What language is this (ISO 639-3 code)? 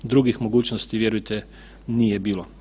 hrv